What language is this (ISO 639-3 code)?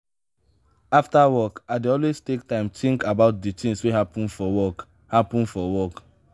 pcm